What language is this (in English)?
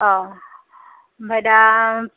Bodo